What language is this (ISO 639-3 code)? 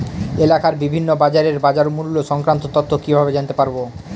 ben